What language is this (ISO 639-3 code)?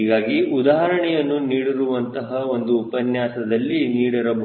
kan